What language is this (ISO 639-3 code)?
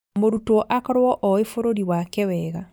kik